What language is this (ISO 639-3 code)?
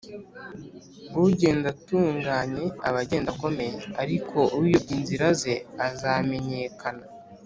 kin